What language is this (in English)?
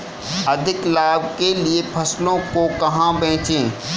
Hindi